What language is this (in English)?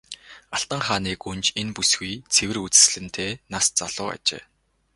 Mongolian